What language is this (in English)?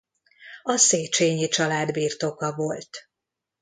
Hungarian